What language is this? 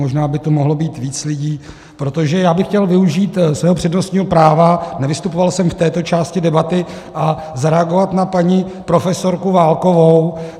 Czech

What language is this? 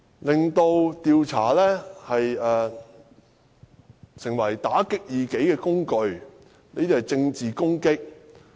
Cantonese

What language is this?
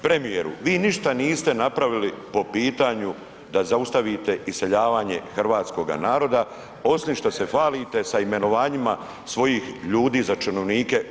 Croatian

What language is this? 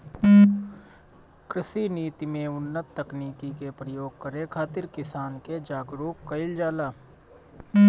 Bhojpuri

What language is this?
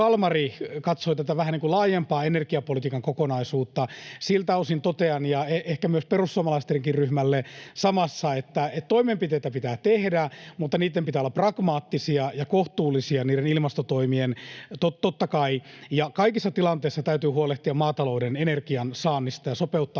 Finnish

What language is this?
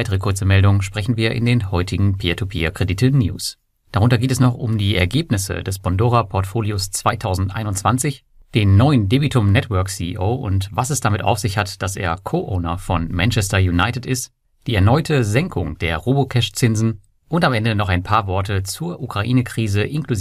German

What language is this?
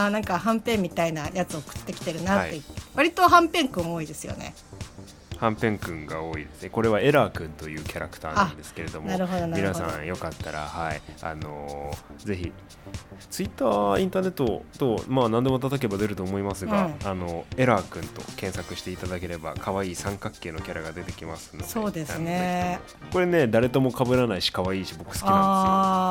Japanese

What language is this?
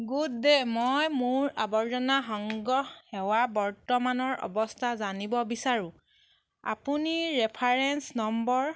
Assamese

